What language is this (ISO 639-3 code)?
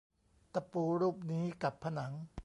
tha